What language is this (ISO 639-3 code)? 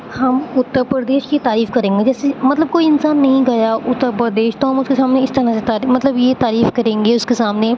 urd